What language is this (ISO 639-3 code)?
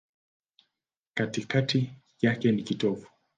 swa